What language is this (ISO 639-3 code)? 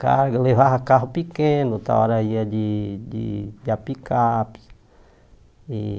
por